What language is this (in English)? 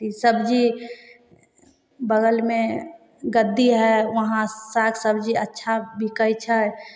Maithili